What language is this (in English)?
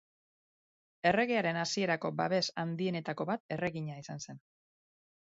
Basque